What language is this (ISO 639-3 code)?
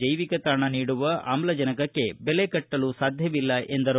kan